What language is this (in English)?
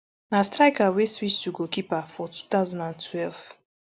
Nigerian Pidgin